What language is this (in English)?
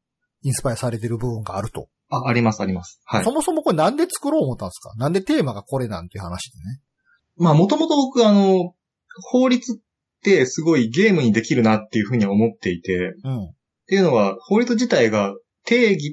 Japanese